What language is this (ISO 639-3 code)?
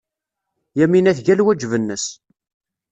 kab